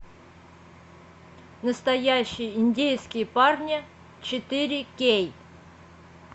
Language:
Russian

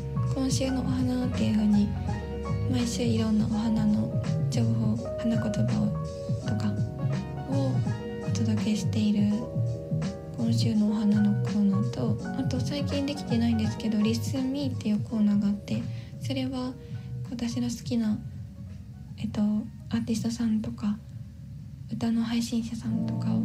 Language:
Japanese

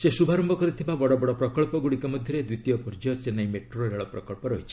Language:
Odia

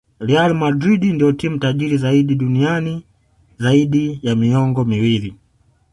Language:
Swahili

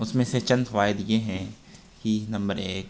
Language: Urdu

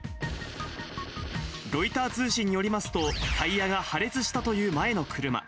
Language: Japanese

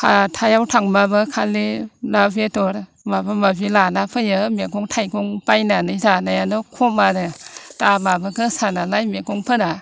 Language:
Bodo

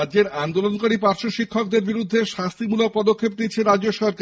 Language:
Bangla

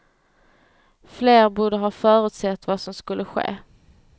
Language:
Swedish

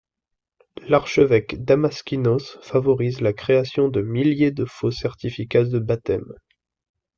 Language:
French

